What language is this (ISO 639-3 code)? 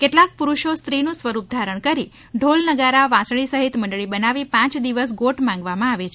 guj